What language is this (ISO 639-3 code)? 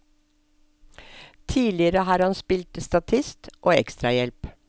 nor